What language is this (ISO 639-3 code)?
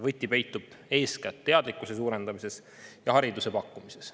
est